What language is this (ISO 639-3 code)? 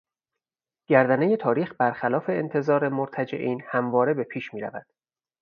fas